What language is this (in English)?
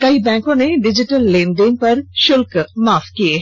Hindi